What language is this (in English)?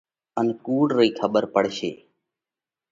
Parkari Koli